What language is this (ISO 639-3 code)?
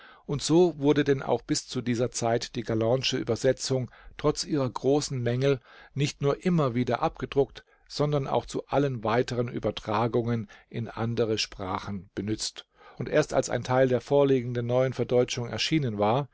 deu